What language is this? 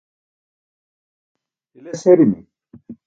Burushaski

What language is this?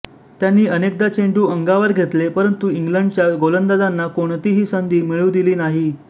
Marathi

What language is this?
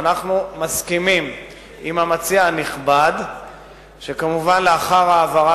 Hebrew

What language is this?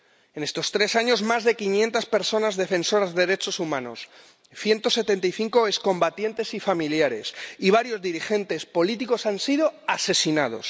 Spanish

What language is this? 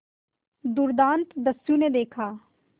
Hindi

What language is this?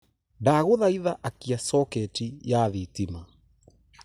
Kikuyu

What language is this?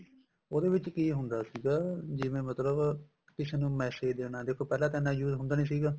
Punjabi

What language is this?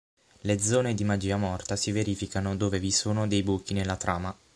Italian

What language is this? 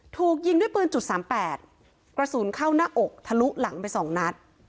Thai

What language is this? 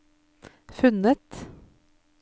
Norwegian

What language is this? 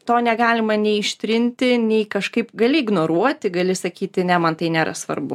Lithuanian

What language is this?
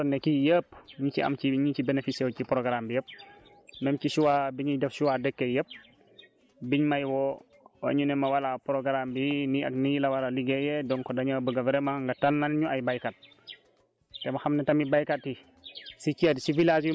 Wolof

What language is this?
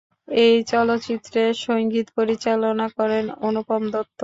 Bangla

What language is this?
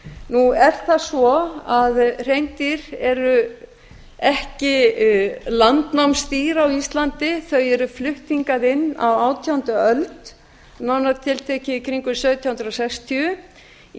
Icelandic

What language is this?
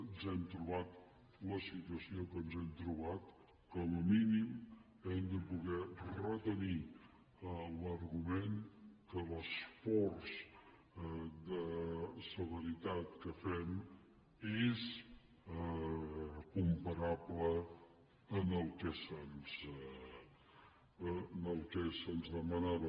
Catalan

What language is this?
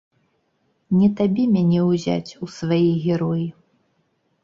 Belarusian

